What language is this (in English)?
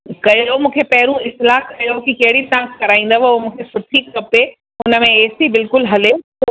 Sindhi